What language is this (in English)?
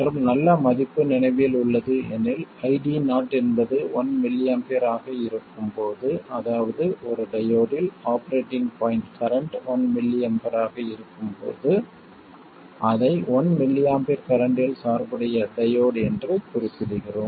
Tamil